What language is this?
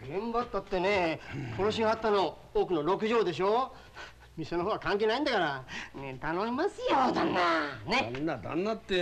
Japanese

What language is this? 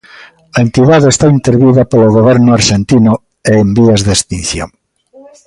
Galician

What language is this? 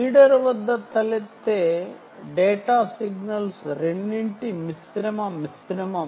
Telugu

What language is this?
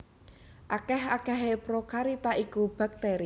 Javanese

